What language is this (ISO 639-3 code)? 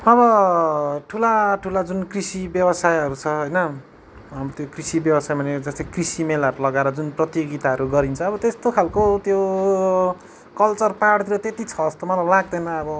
nep